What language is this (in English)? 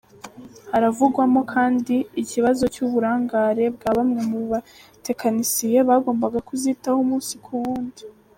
Kinyarwanda